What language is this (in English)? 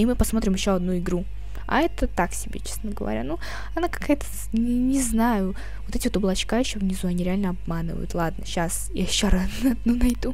Russian